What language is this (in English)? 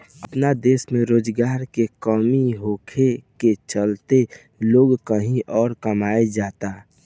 Bhojpuri